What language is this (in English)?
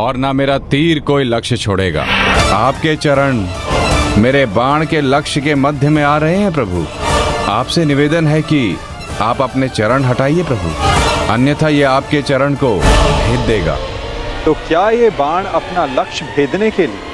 Hindi